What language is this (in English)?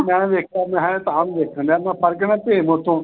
Punjabi